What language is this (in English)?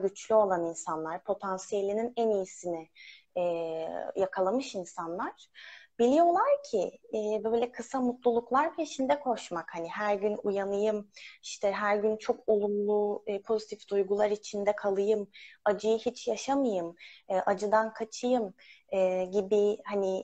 Turkish